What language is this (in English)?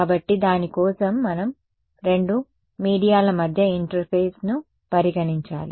Telugu